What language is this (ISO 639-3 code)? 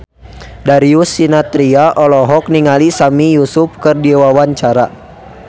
sun